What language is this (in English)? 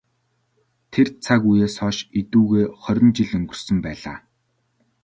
Mongolian